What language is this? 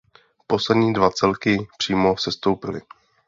Czech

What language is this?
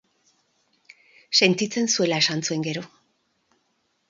Basque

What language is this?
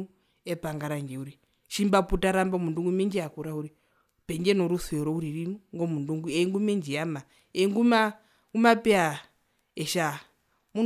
Herero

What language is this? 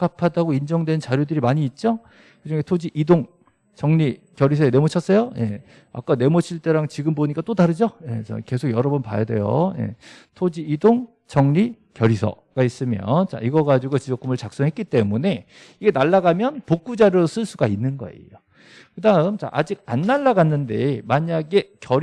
Korean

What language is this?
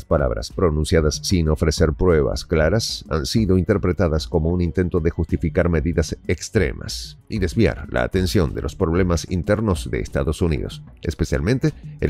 Spanish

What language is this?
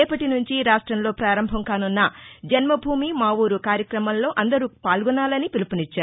Telugu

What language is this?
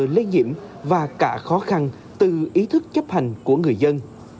Vietnamese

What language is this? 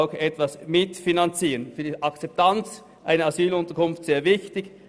Swiss German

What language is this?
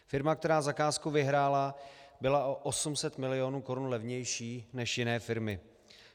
Czech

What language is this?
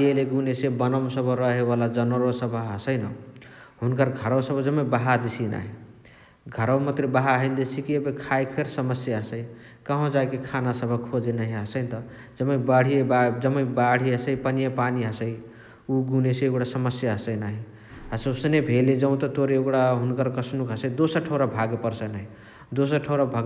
Chitwania Tharu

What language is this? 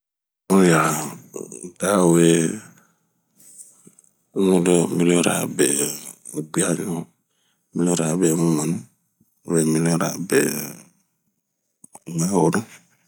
Bomu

